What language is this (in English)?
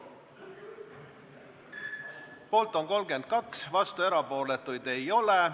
Estonian